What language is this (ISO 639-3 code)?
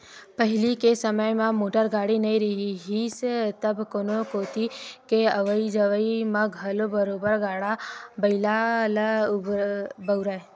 hne